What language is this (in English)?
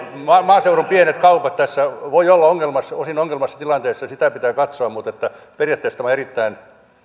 Finnish